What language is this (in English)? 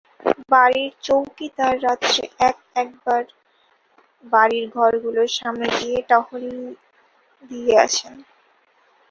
Bangla